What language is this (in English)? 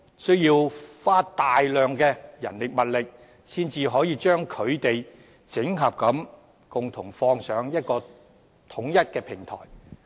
Cantonese